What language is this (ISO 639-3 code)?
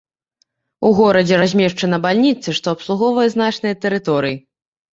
bel